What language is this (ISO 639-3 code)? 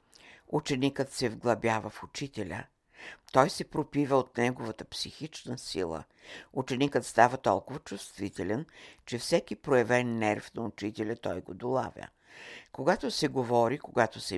bul